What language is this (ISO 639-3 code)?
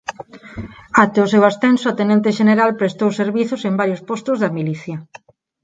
glg